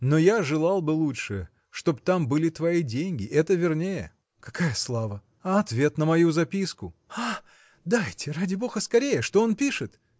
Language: Russian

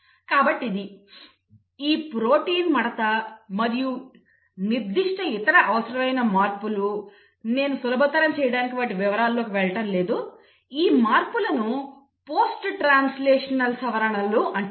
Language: Telugu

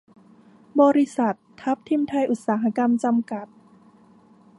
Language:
Thai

